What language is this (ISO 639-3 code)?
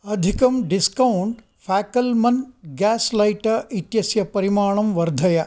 san